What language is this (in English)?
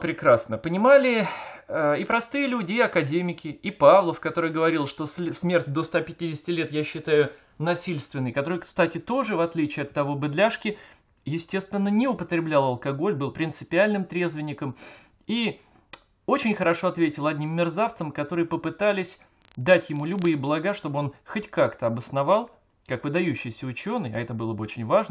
Russian